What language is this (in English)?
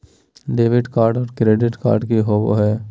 Magahi